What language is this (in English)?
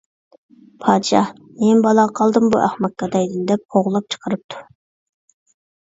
Uyghur